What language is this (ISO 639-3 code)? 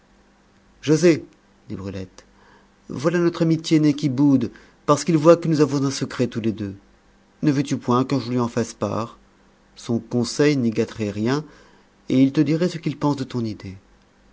fra